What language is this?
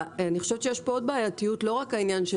Hebrew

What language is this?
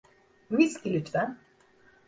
Turkish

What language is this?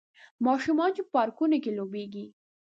Pashto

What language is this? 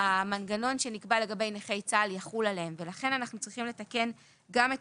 Hebrew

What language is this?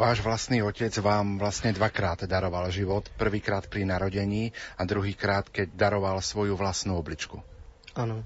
Slovak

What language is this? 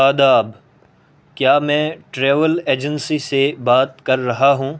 Urdu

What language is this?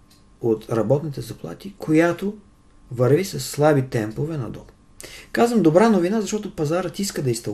Bulgarian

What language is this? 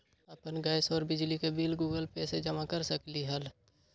Magahi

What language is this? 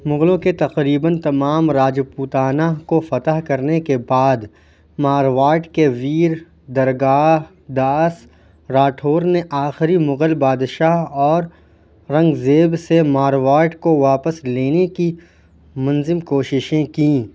Urdu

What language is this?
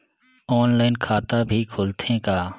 Chhattisgarhi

